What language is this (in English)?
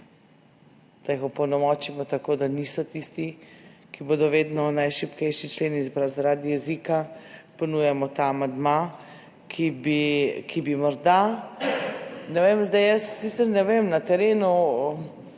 Slovenian